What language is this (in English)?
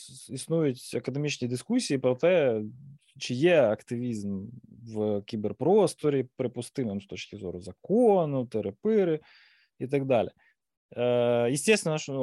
Ukrainian